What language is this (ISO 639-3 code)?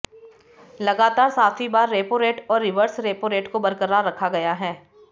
hin